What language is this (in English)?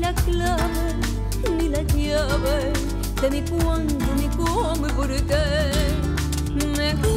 Arabic